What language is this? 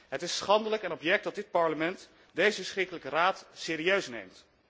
Dutch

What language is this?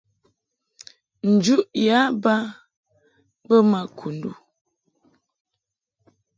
Mungaka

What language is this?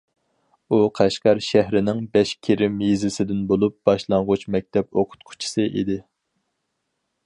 Uyghur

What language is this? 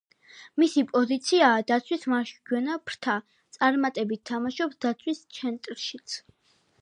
Georgian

